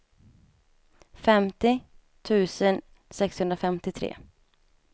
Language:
Swedish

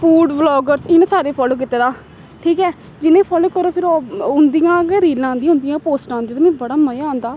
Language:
Dogri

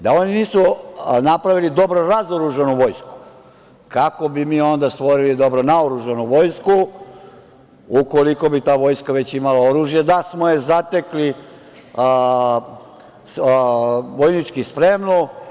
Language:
Serbian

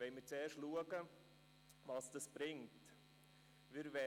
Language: Swiss German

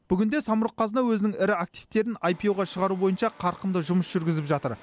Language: Kazakh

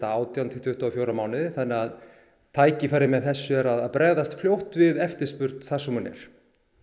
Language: Icelandic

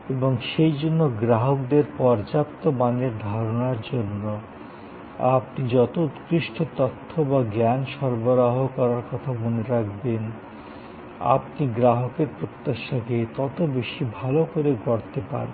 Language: Bangla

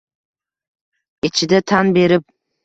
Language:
Uzbek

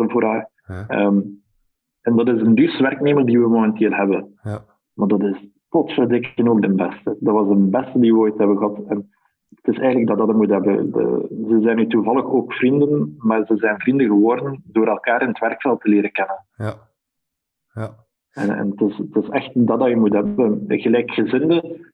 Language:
Dutch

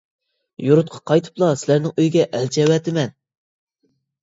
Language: Uyghur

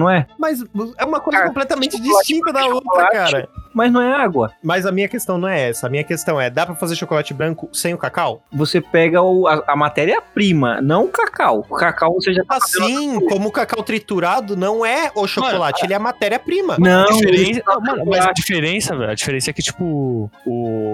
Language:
Portuguese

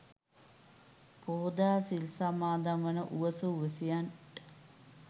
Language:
Sinhala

